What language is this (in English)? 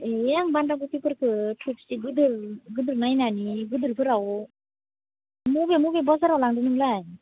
Bodo